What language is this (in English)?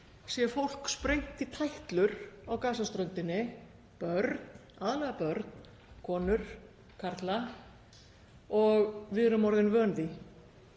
Icelandic